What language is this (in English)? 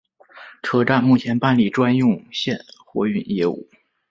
Chinese